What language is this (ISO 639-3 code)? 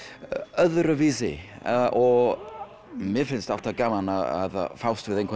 isl